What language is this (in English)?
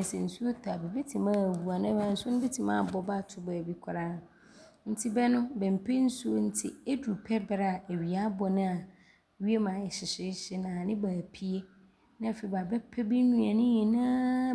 Abron